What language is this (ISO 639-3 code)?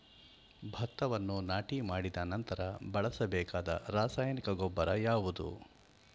kan